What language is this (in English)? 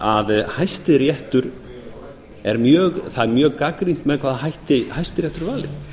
Icelandic